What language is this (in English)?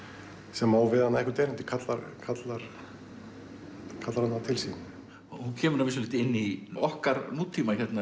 Icelandic